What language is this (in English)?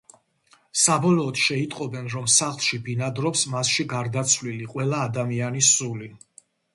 Georgian